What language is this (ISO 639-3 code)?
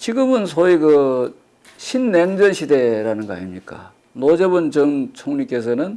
kor